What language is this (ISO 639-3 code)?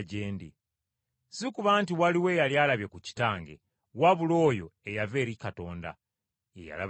lug